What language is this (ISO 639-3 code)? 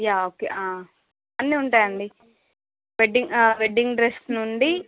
tel